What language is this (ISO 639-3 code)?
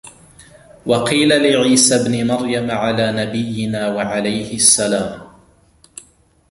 ara